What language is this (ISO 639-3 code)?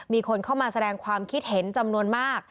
tha